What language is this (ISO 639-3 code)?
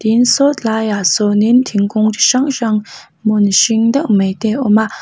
lus